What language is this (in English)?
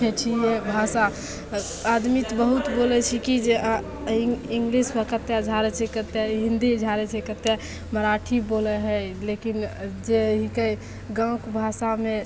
Maithili